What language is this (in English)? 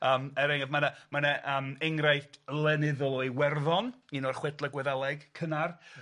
Welsh